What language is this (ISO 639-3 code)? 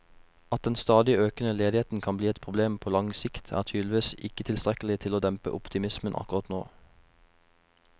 nor